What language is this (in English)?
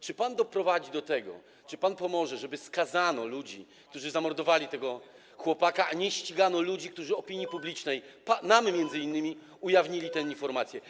Polish